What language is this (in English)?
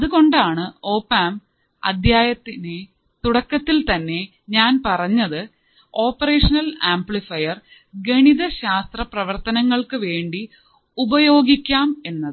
Malayalam